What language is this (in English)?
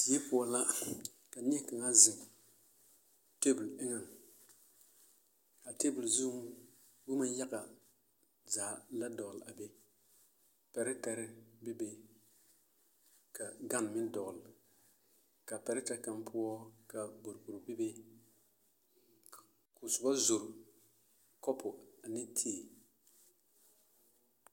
Southern Dagaare